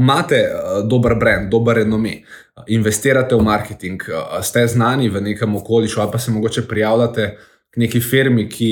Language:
Croatian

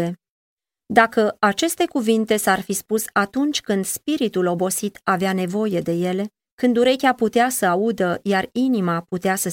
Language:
Romanian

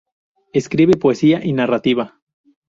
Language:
Spanish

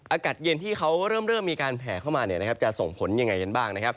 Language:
Thai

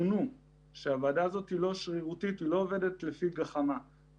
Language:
Hebrew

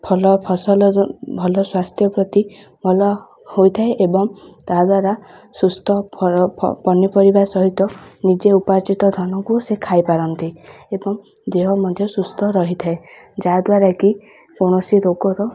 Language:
Odia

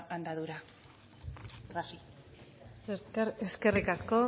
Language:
Basque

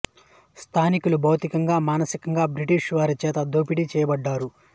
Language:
Telugu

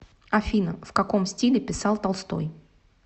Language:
Russian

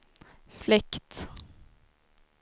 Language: Swedish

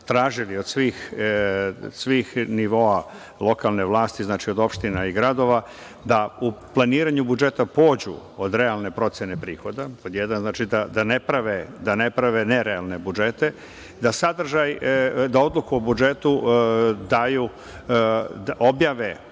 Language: Serbian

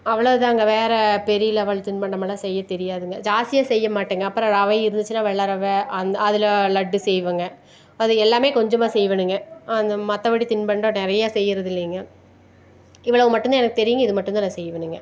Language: Tamil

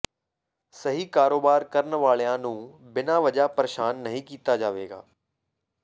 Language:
Punjabi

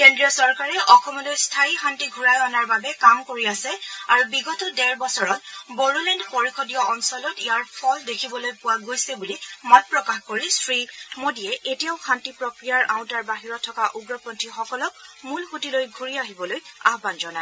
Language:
Assamese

